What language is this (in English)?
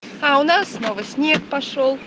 Russian